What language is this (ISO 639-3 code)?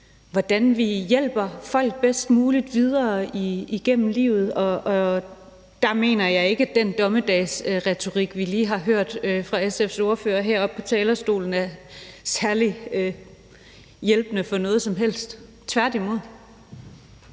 dan